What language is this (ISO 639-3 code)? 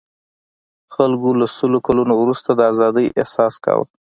pus